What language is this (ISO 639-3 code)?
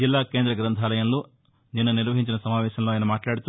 tel